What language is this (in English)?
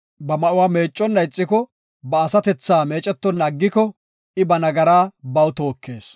Gofa